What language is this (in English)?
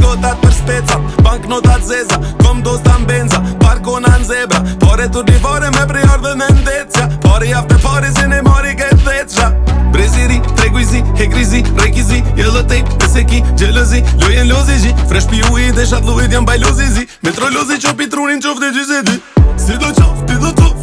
Romanian